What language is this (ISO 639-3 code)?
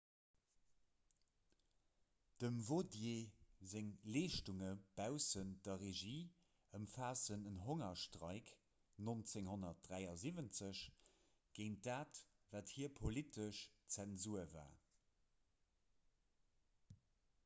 ltz